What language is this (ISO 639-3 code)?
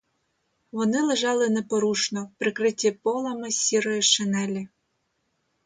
ukr